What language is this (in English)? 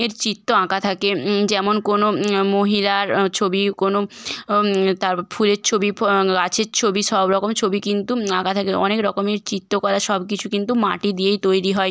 Bangla